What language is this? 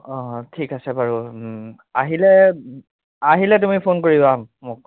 Assamese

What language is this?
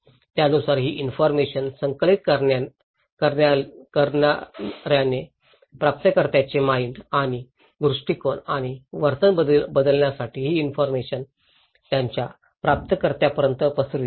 Marathi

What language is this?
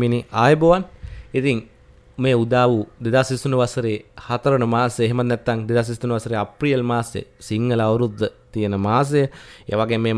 Indonesian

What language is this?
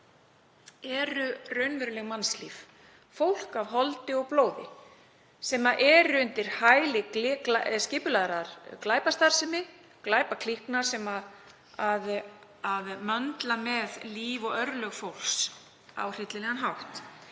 Icelandic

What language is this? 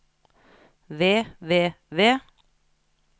Norwegian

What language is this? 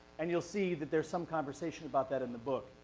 English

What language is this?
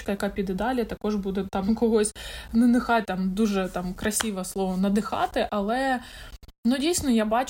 Ukrainian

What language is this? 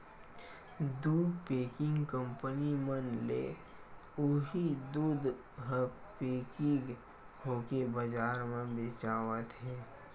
Chhattisgarhi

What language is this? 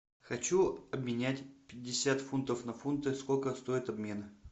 Russian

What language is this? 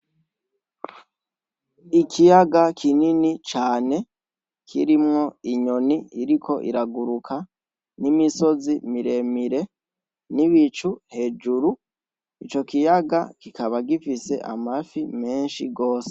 Rundi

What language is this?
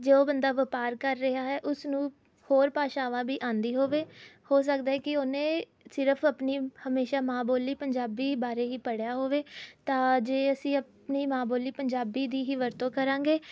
Punjabi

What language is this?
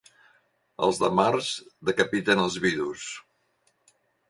Catalan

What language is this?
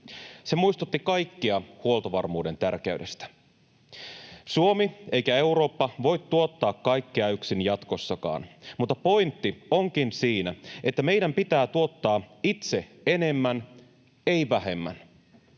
Finnish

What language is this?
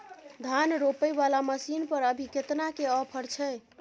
Maithili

